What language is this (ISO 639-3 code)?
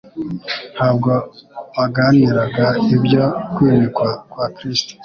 kin